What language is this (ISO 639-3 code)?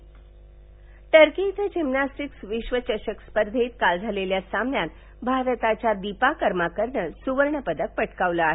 mar